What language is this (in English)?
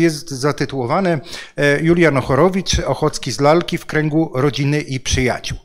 Polish